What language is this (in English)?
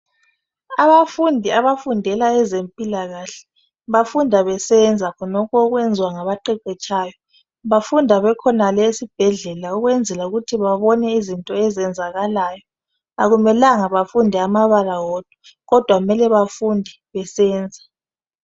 North Ndebele